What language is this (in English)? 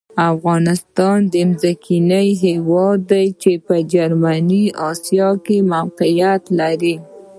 Pashto